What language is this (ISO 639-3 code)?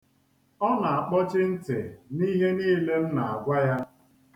ibo